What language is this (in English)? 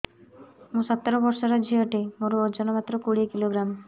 Odia